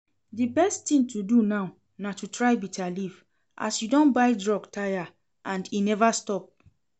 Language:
Nigerian Pidgin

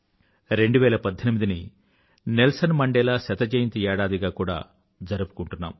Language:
Telugu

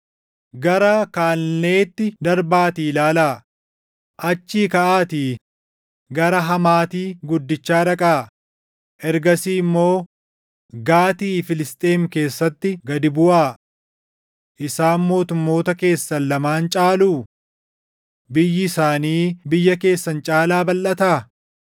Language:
Oromo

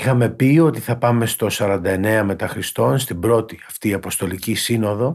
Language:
Greek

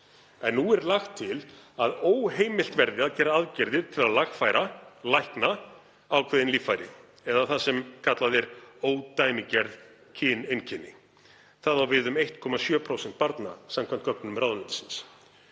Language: Icelandic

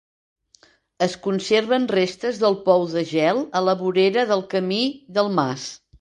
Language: Catalan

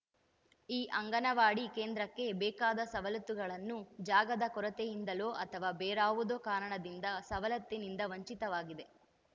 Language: Kannada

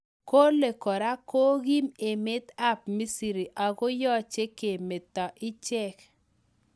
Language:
Kalenjin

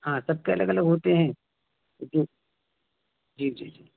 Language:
Urdu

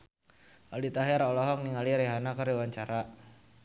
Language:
Sundanese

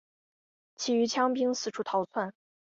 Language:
Chinese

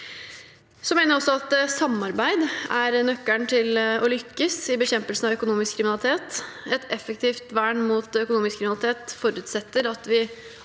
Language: Norwegian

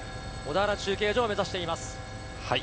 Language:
Japanese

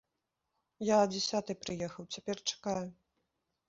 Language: Belarusian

